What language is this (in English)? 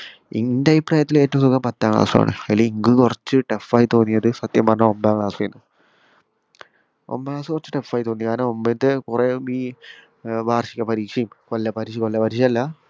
Malayalam